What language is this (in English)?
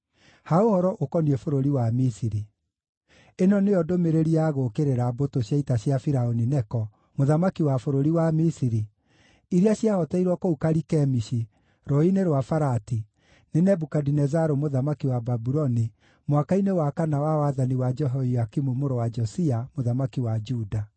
Kikuyu